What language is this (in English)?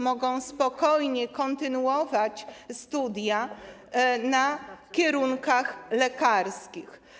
Polish